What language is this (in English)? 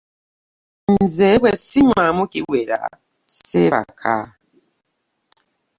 Ganda